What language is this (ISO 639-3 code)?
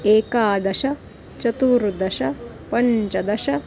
san